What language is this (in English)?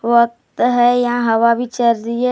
Hindi